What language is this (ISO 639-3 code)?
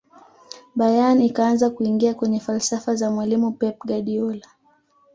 swa